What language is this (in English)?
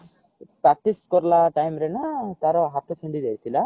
Odia